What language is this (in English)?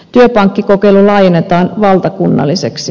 Finnish